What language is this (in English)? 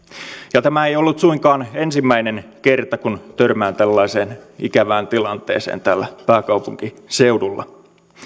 Finnish